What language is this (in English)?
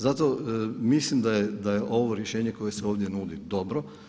Croatian